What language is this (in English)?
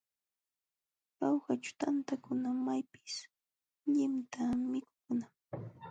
Jauja Wanca Quechua